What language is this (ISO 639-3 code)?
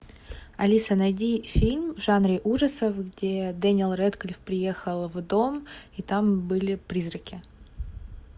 rus